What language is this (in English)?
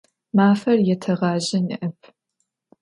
Adyghe